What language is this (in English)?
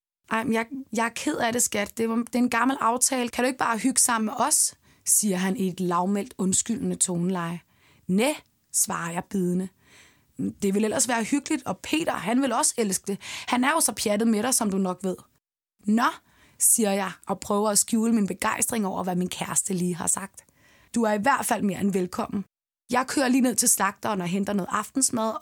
Danish